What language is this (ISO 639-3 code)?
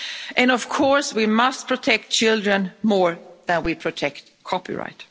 eng